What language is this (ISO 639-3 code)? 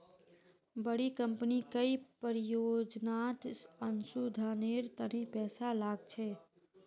mag